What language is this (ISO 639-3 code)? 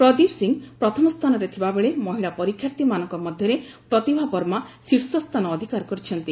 ori